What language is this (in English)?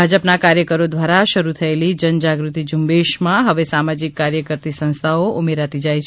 Gujarati